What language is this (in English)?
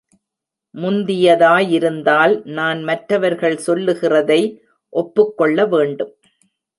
Tamil